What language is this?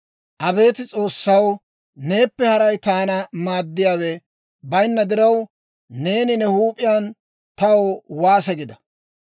Dawro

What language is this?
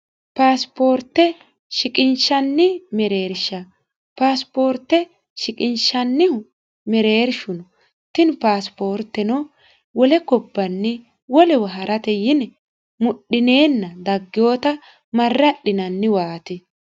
Sidamo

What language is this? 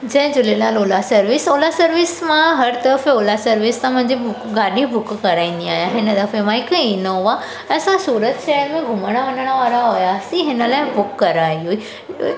Sindhi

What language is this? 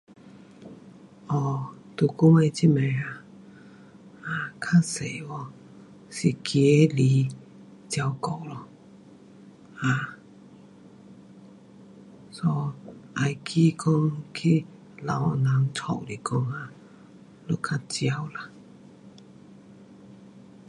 Pu-Xian Chinese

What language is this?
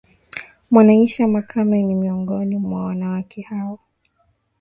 Swahili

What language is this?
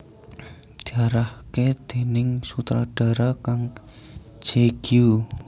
Javanese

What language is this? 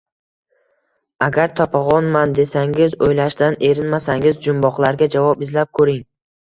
Uzbek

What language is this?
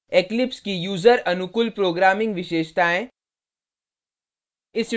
Hindi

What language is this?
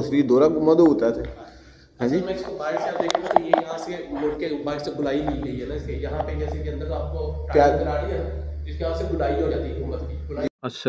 Hindi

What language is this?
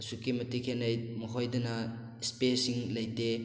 Manipuri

